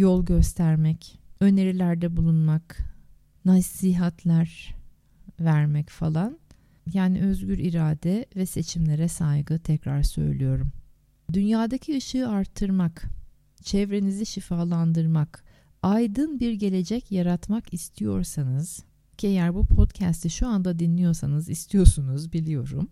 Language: Turkish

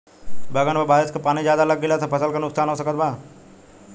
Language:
Bhojpuri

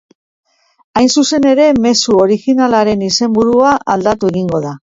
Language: Basque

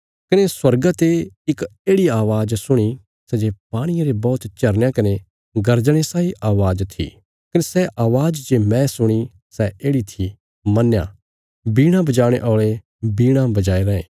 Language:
Bilaspuri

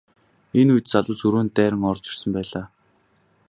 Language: Mongolian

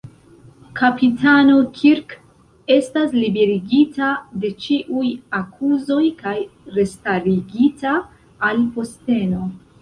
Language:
Esperanto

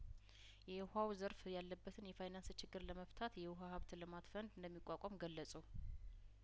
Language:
Amharic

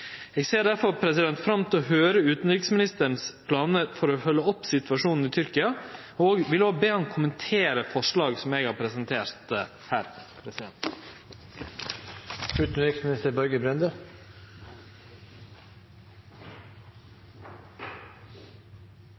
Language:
Norwegian Nynorsk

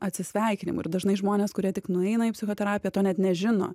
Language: Lithuanian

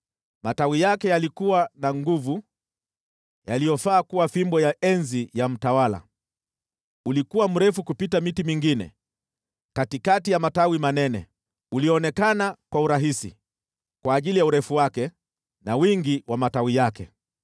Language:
Swahili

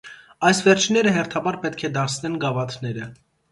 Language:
Armenian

